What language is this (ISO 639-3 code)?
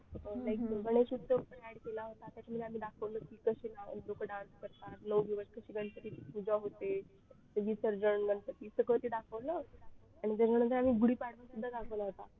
mar